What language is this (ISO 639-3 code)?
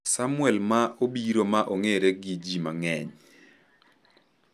luo